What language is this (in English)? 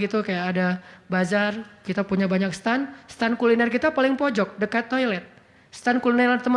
Indonesian